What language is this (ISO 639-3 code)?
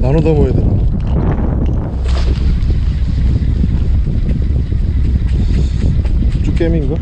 kor